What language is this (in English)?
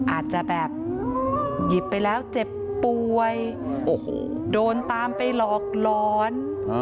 Thai